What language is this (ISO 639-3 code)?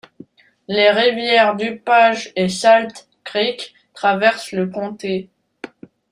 fra